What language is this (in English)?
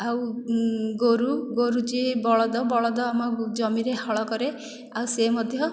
Odia